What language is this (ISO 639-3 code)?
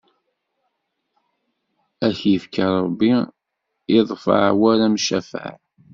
kab